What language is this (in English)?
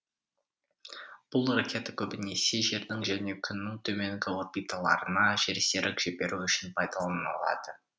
Kazakh